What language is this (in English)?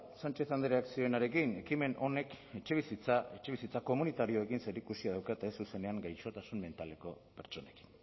Basque